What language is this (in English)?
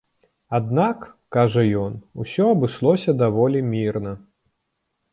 Belarusian